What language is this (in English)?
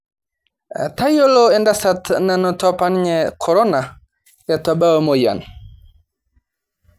Masai